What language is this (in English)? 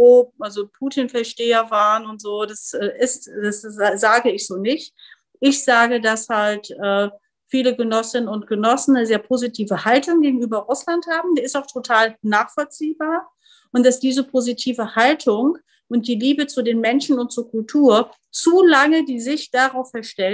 German